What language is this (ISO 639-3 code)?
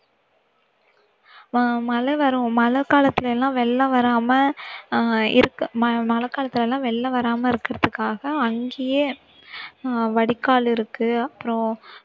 tam